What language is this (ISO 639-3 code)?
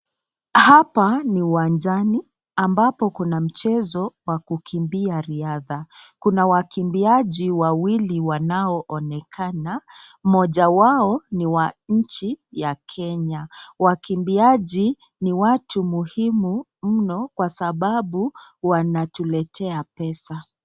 swa